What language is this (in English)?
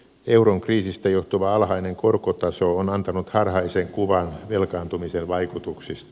Finnish